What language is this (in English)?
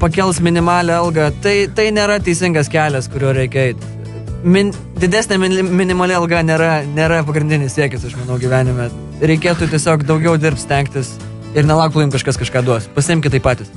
Lithuanian